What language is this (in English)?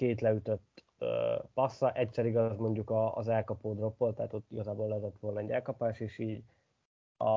Hungarian